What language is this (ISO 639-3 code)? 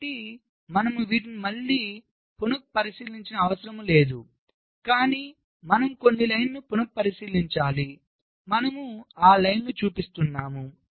tel